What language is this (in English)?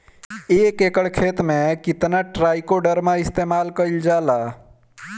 Bhojpuri